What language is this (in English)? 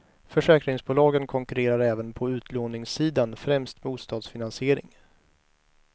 Swedish